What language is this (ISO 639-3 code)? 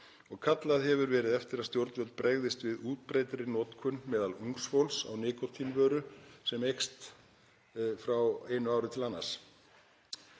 isl